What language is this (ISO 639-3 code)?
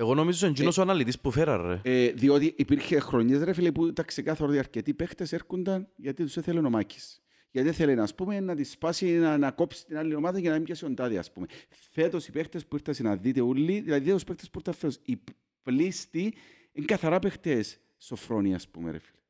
ell